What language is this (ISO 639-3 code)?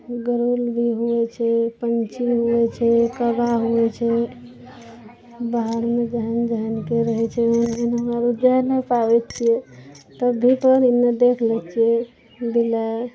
mai